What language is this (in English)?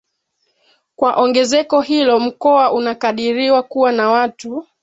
Swahili